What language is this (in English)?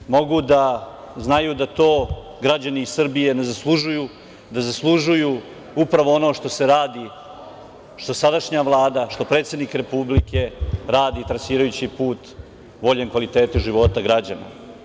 Serbian